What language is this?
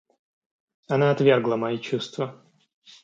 Russian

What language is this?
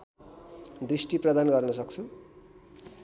Nepali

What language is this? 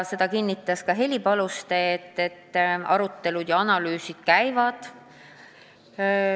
Estonian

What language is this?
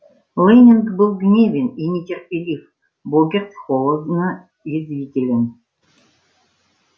Russian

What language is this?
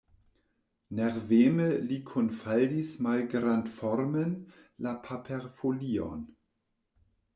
Esperanto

